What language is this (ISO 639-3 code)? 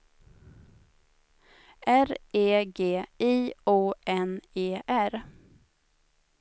swe